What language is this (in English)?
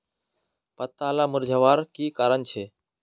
Magahi